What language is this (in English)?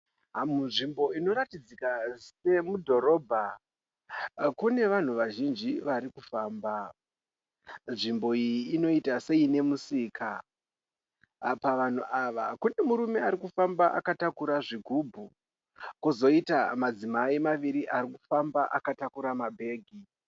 Shona